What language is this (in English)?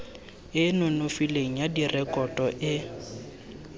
Tswana